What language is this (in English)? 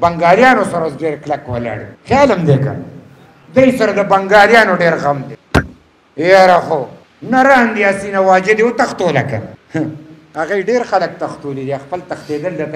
Persian